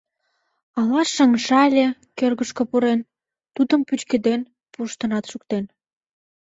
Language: Mari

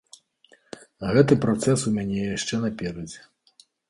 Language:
Belarusian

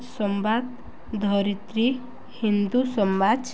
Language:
Odia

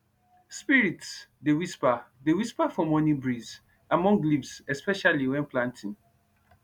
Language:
Nigerian Pidgin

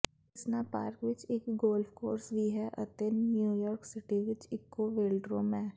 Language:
Punjabi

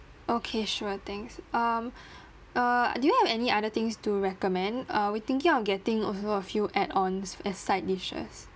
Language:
English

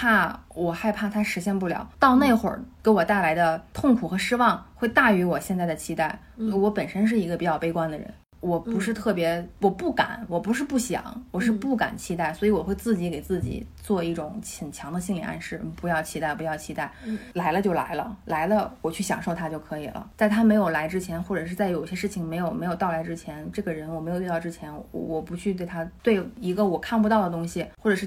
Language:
Chinese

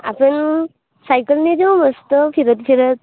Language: Marathi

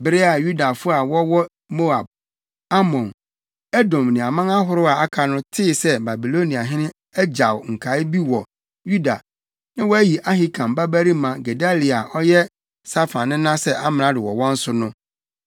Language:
Akan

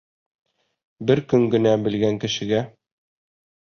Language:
Bashkir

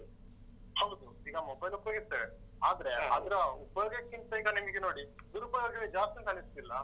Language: Kannada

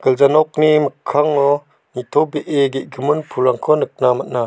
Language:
Garo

